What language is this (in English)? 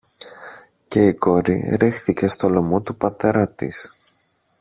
Greek